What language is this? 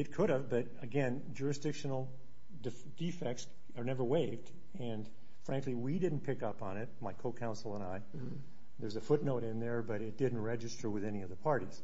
English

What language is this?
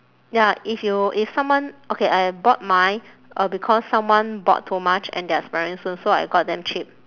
English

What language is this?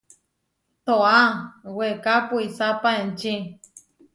Huarijio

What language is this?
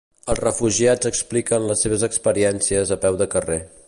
Catalan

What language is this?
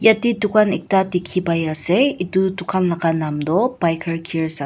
Naga Pidgin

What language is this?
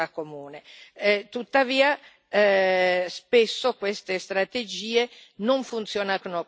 Italian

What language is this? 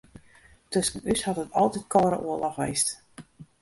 Western Frisian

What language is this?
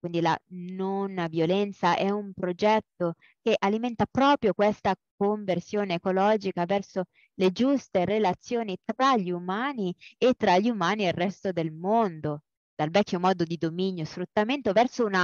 Italian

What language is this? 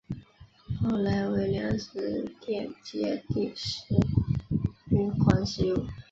Chinese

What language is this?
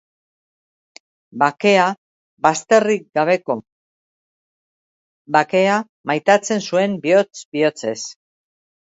Basque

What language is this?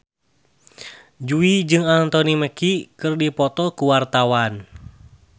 Sundanese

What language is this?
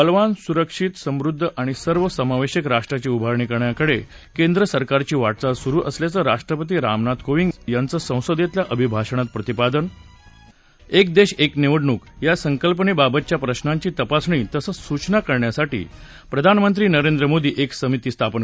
Marathi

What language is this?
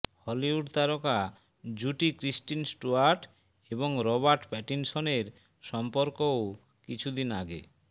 Bangla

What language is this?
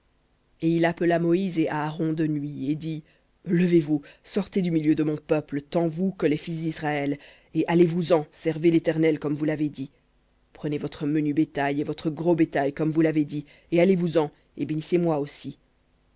French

